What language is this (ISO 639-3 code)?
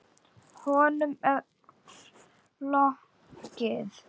isl